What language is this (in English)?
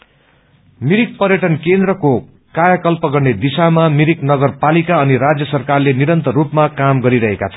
Nepali